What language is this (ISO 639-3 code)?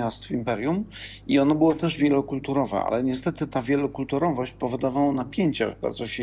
pol